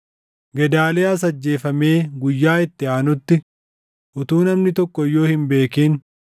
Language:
Oromo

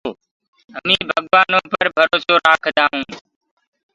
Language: Gurgula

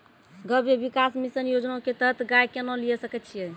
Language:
Maithili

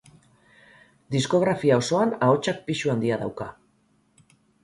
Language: Basque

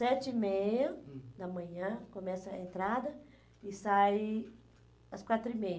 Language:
Portuguese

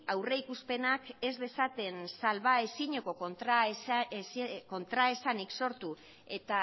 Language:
Basque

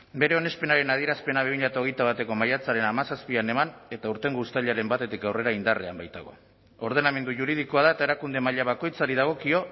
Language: Basque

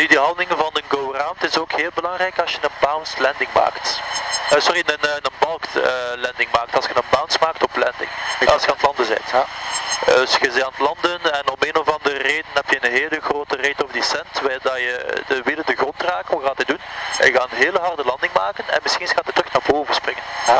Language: Dutch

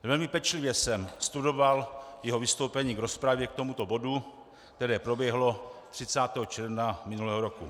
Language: Czech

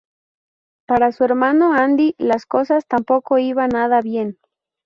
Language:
Spanish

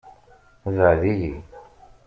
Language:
Kabyle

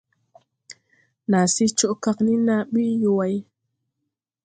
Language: Tupuri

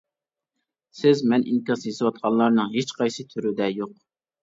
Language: Uyghur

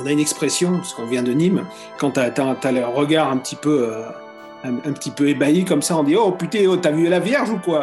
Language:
French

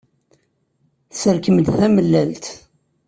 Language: Kabyle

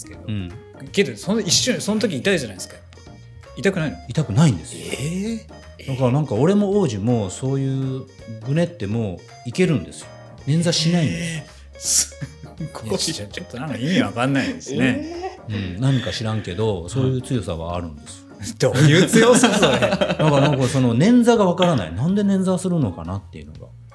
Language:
Japanese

